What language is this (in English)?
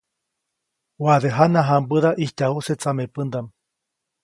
Copainalá Zoque